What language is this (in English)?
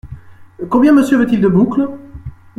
French